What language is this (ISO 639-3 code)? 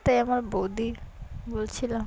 ben